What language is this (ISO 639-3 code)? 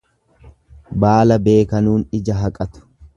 orm